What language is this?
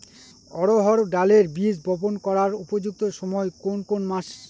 Bangla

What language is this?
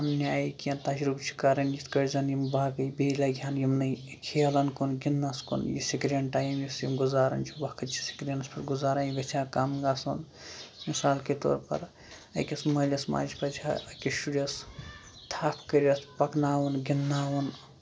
Kashmiri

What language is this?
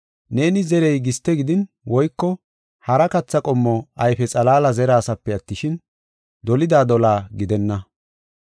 Gofa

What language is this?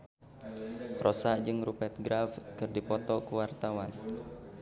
Sundanese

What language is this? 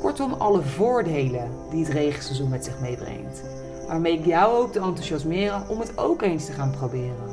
Dutch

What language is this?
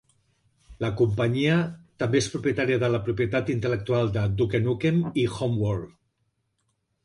Catalan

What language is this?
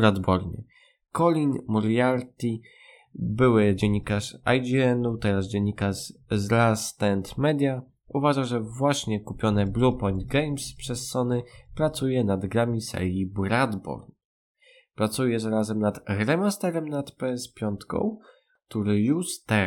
Polish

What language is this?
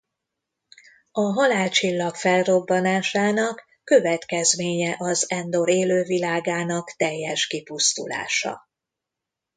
Hungarian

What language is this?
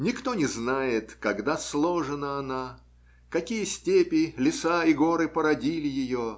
Russian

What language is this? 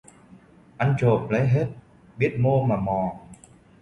Vietnamese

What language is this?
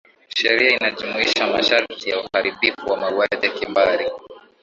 Swahili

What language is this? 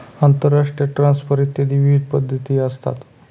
Marathi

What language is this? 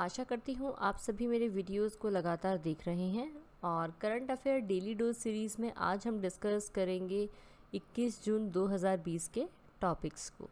Hindi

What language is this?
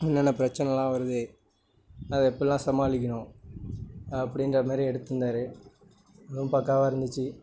Tamil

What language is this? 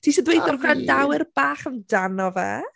Welsh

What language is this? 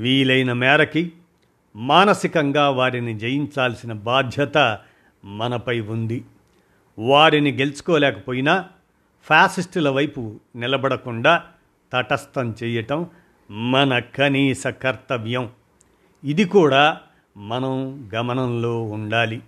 Telugu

